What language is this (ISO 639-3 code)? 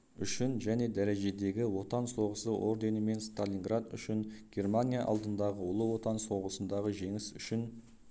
kaz